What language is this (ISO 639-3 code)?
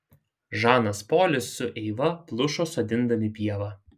lit